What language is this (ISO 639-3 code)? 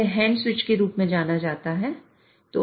hin